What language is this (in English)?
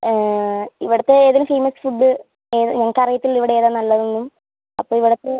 Malayalam